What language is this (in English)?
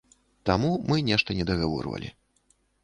Belarusian